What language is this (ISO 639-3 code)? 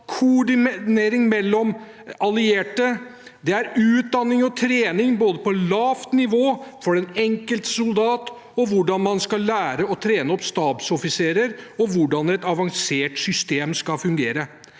nor